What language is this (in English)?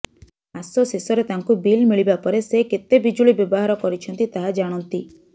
Odia